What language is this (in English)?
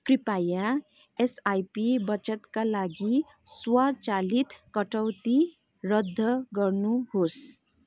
Nepali